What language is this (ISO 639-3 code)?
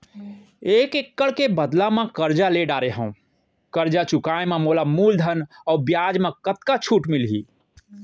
hne